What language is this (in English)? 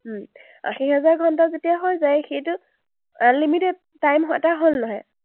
Assamese